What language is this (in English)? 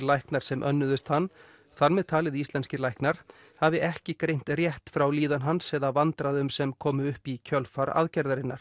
Icelandic